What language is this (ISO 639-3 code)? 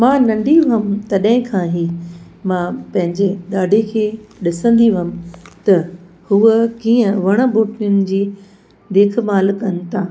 snd